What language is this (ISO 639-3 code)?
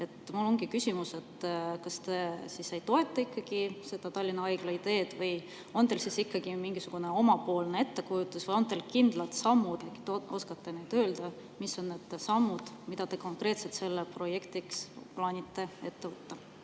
est